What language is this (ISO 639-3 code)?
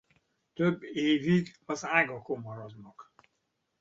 hun